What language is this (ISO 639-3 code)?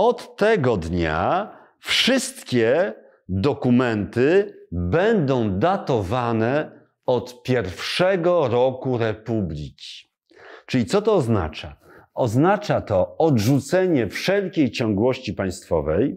pol